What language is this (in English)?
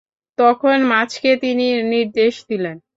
Bangla